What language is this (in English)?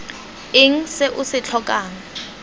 Tswana